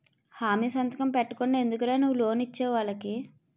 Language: Telugu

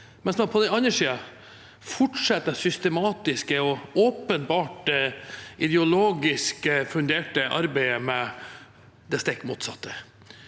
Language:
Norwegian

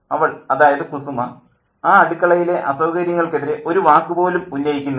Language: Malayalam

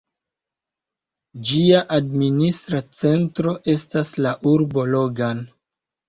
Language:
Esperanto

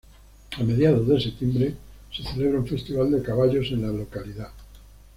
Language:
Spanish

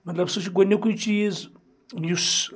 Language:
Kashmiri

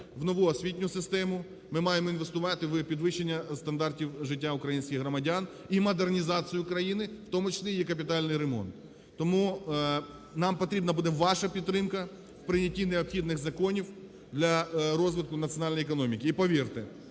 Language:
Ukrainian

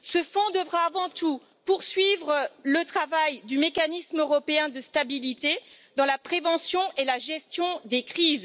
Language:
French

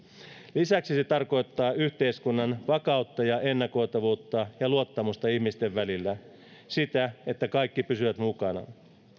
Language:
Finnish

